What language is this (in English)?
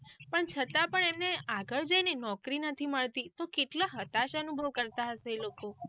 Gujarati